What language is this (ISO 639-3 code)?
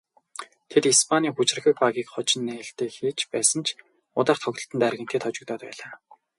mon